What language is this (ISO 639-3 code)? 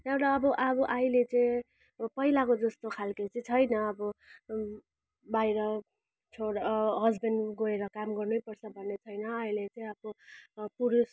nep